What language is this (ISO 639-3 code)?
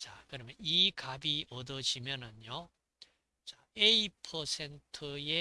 kor